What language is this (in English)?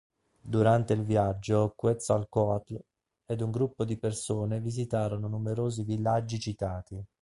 Italian